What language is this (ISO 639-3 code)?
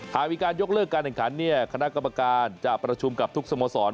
tha